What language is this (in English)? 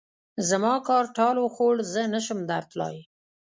Pashto